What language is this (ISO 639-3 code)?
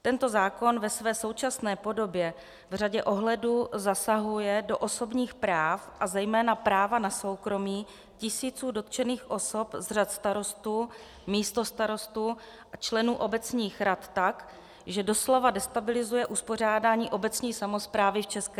ces